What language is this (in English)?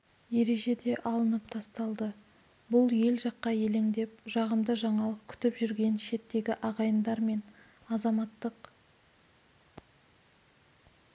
Kazakh